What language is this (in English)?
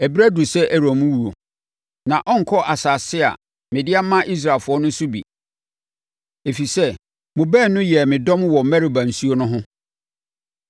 Akan